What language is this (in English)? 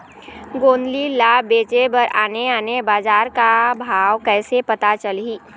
Chhattisgarhi